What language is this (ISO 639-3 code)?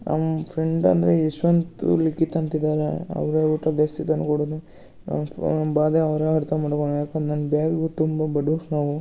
kan